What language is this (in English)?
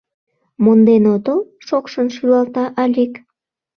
Mari